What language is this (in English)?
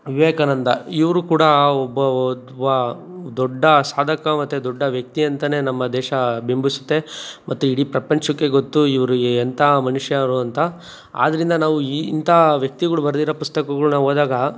Kannada